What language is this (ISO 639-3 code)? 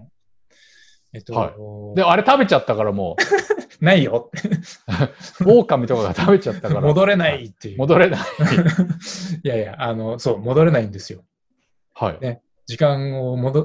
jpn